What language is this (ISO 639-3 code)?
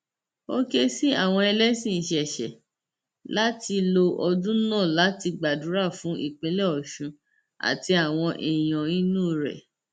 yor